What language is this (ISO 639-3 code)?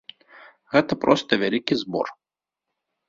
bel